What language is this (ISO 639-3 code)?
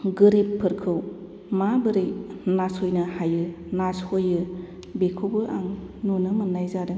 brx